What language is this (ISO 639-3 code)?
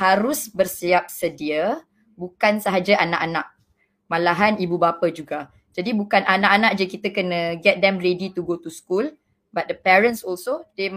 msa